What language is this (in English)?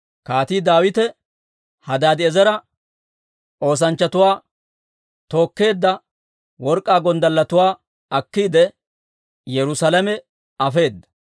Dawro